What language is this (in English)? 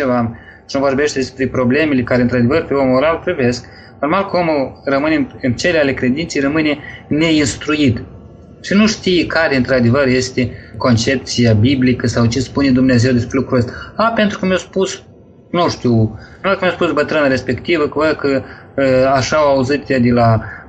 Romanian